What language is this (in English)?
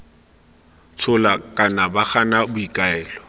Tswana